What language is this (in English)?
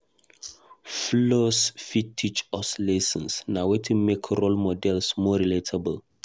Nigerian Pidgin